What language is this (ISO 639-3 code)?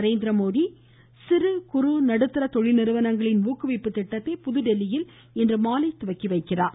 tam